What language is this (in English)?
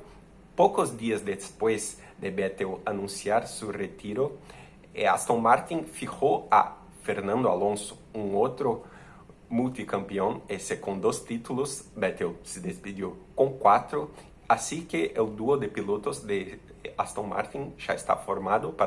Portuguese